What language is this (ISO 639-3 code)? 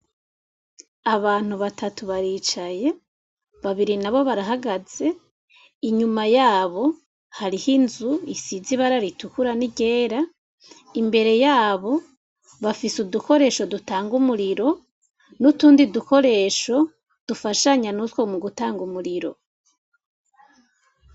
run